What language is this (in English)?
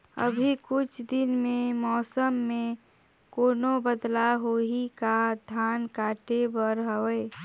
Chhattisgarhi